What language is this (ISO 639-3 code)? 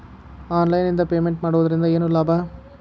kan